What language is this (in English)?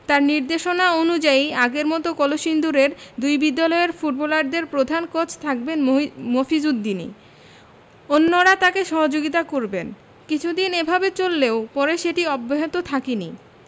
Bangla